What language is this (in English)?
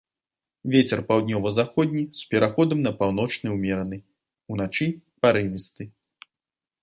Belarusian